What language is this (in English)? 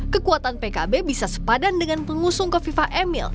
Indonesian